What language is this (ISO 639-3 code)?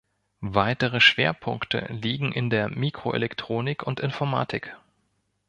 deu